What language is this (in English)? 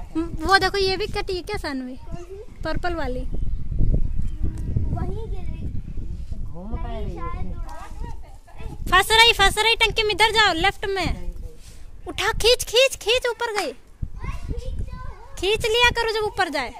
Hindi